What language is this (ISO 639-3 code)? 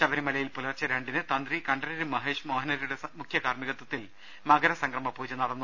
mal